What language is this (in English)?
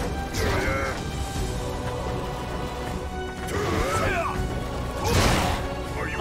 Turkish